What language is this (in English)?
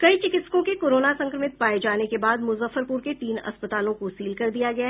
Hindi